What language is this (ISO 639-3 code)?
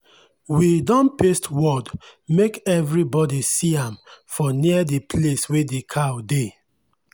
pcm